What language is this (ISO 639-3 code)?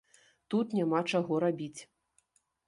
bel